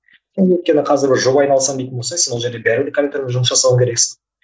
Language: Kazakh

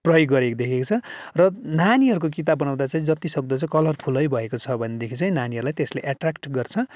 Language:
Nepali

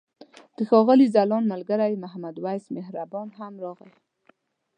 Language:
Pashto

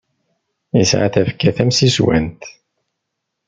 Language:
Kabyle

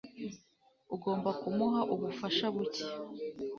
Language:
Kinyarwanda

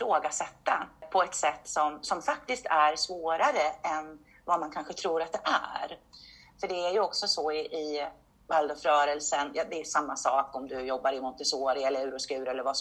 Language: Swedish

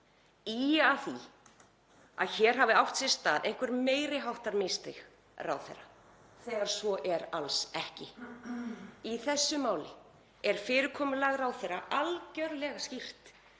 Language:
Icelandic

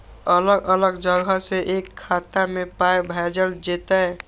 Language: Maithili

